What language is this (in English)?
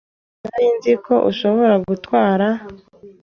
Kinyarwanda